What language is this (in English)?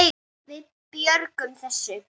Icelandic